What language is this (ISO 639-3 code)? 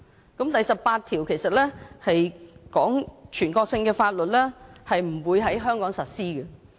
yue